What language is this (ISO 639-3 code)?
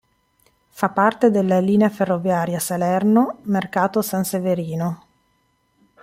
ita